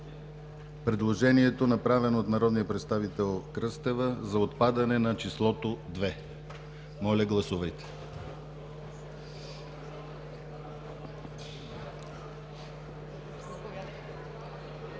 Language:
Bulgarian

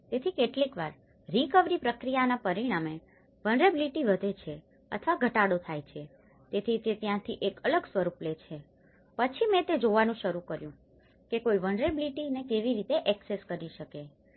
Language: Gujarati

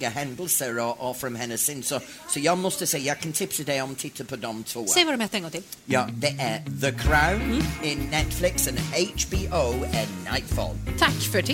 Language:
Swedish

